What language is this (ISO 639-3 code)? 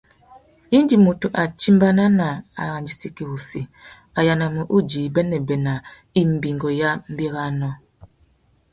bag